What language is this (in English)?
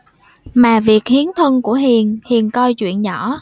Vietnamese